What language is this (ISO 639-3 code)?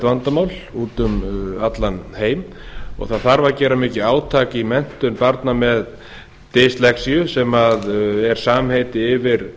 isl